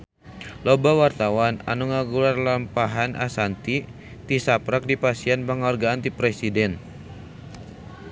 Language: Sundanese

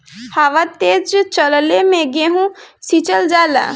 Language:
Bhojpuri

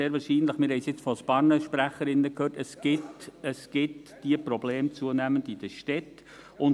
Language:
Swiss German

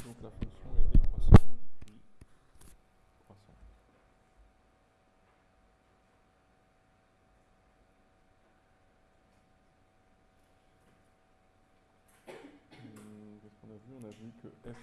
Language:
French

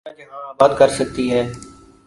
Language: Urdu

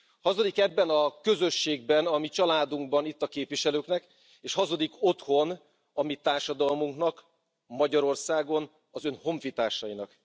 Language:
Hungarian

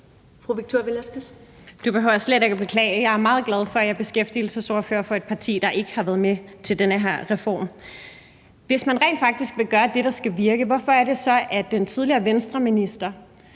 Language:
Danish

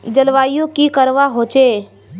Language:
Magahi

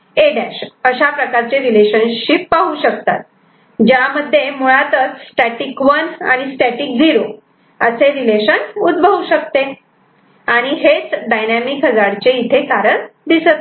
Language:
Marathi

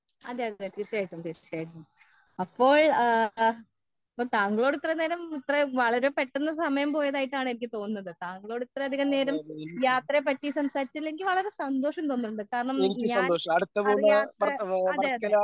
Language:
Malayalam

